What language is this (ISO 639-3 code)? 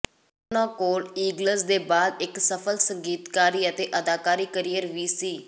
pan